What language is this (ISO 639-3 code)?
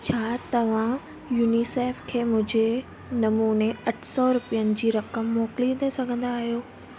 snd